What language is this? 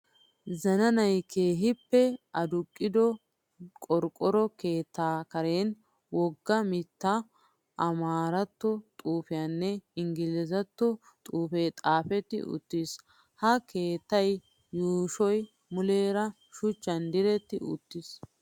Wolaytta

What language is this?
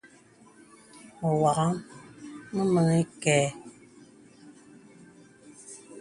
Bebele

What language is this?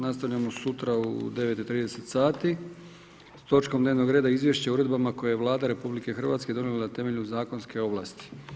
Croatian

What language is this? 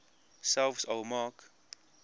Afrikaans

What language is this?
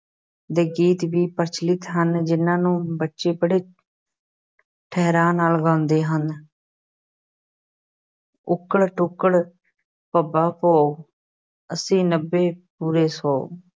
Punjabi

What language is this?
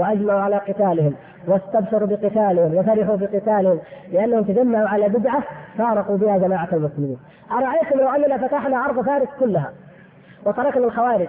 Arabic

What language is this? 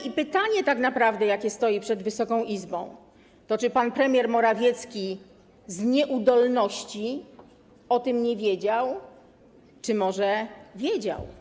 Polish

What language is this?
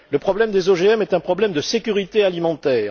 French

